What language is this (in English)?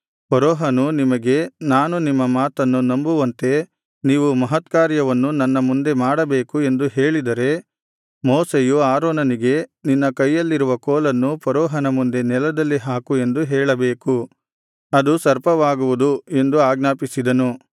Kannada